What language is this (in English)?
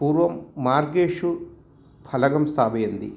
Sanskrit